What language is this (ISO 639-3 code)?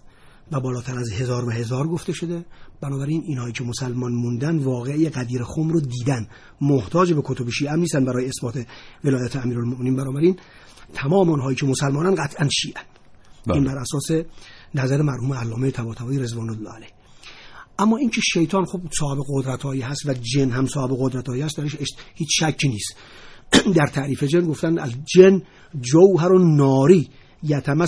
fas